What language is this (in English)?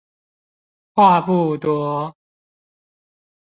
Chinese